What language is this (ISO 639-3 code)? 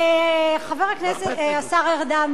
heb